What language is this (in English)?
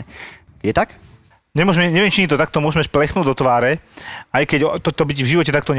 Slovak